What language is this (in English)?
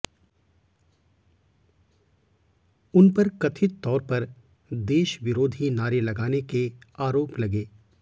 Hindi